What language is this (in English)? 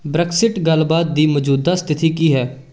Punjabi